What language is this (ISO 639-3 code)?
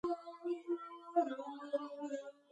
kat